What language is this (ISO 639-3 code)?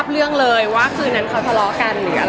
tha